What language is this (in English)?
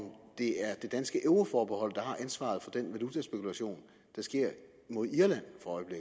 Danish